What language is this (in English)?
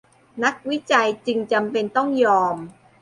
Thai